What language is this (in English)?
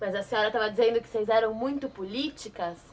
Portuguese